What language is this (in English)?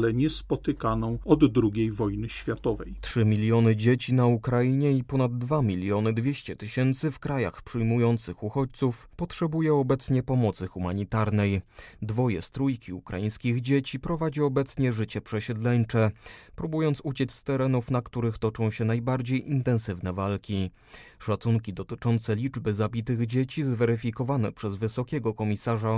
Polish